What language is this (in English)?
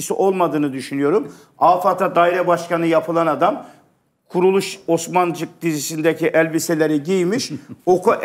Turkish